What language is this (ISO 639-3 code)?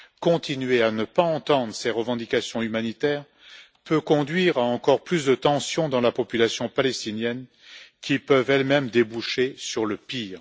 fra